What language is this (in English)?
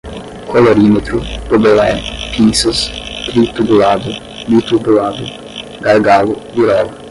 Portuguese